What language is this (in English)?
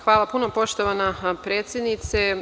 Serbian